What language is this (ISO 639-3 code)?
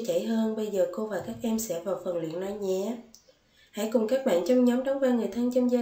vie